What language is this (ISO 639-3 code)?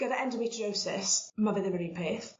cym